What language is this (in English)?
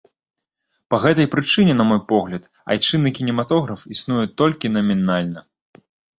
Belarusian